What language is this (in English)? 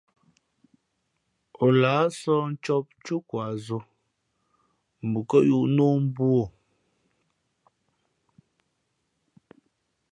Fe'fe'